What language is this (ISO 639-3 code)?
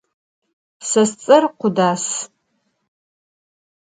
ady